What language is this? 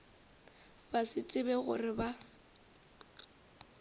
Northern Sotho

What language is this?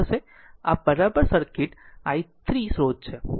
Gujarati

